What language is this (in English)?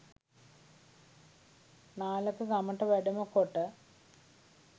Sinhala